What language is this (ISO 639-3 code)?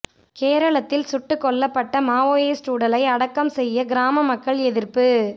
tam